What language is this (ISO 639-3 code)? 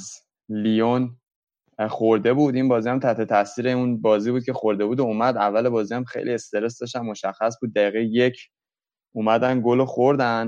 fas